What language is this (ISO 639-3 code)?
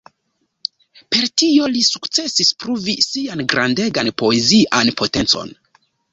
epo